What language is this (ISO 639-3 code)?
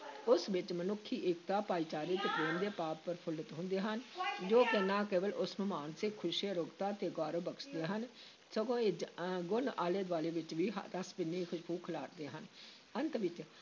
pan